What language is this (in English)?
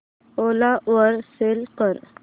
Marathi